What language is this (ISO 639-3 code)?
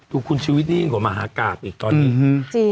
tha